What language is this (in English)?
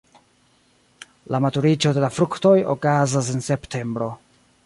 Esperanto